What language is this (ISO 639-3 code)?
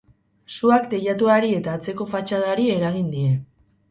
eus